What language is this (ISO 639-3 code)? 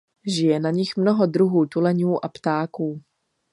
ces